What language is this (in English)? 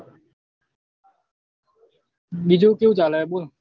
Gujarati